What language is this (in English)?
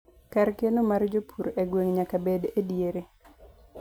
Luo (Kenya and Tanzania)